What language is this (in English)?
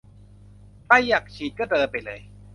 Thai